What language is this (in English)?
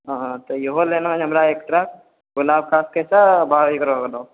Maithili